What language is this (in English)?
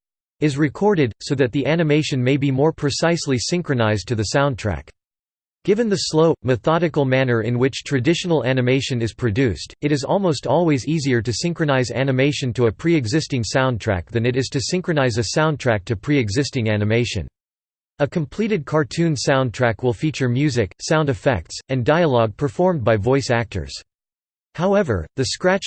English